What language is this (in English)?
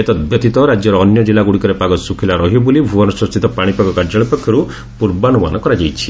Odia